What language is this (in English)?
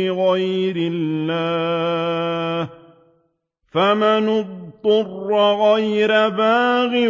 Arabic